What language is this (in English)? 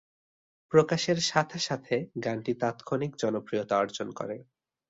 Bangla